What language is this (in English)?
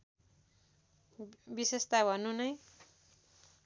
Nepali